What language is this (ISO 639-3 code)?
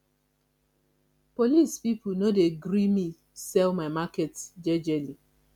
pcm